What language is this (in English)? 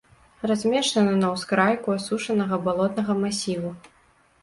Belarusian